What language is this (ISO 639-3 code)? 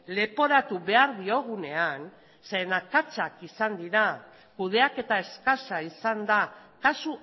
eus